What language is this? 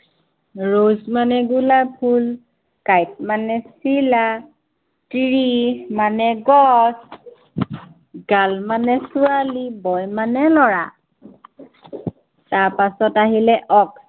Assamese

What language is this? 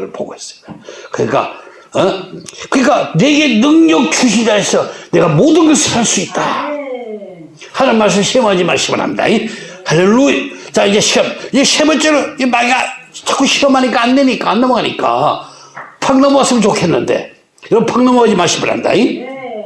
Korean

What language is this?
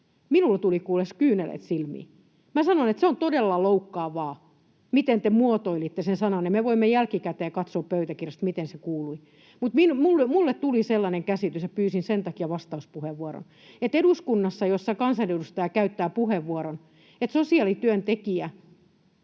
Finnish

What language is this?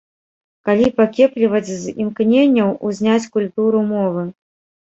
Belarusian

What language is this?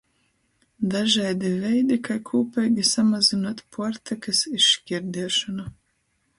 Latgalian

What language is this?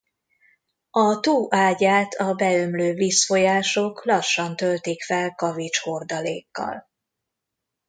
Hungarian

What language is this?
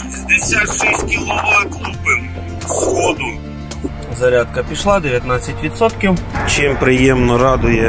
Ukrainian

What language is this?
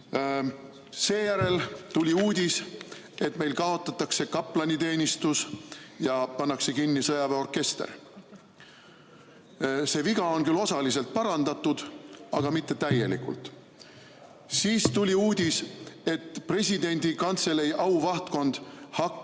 Estonian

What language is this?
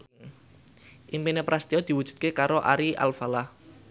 Javanese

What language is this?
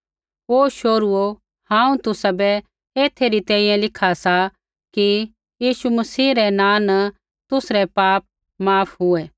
Kullu Pahari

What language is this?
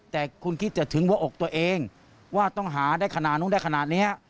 Thai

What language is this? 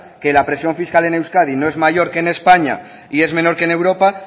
Spanish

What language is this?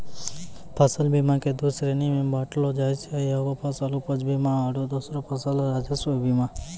Maithili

